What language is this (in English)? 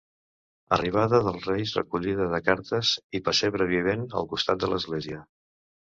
Catalan